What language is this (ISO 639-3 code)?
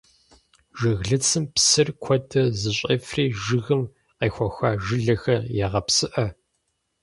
kbd